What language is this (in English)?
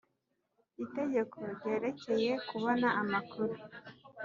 Kinyarwanda